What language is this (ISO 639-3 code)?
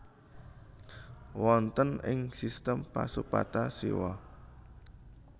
jav